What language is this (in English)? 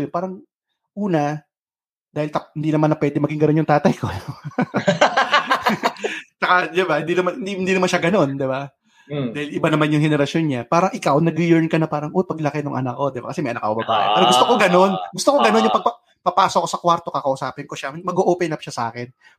Filipino